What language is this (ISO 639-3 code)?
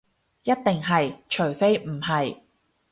yue